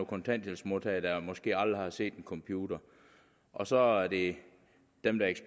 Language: Danish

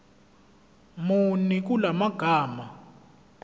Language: Zulu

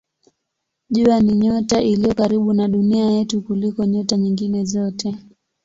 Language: Swahili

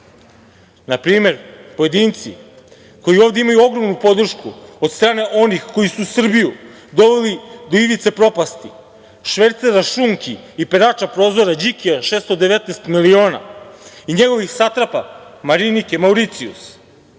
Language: Serbian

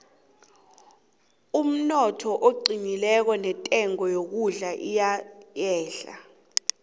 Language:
South Ndebele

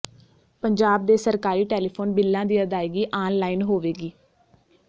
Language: Punjabi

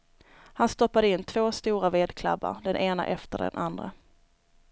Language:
Swedish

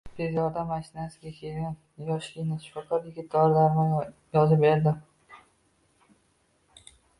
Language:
Uzbek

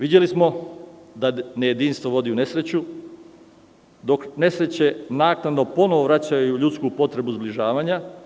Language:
Serbian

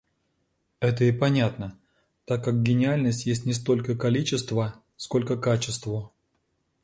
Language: Russian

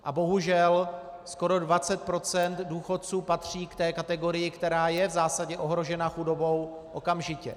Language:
Czech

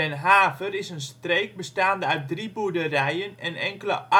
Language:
Dutch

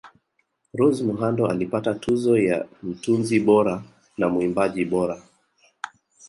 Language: Swahili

